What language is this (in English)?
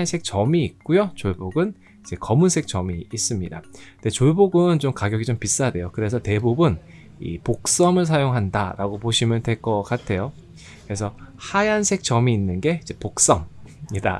Korean